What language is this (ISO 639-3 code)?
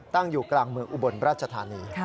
tha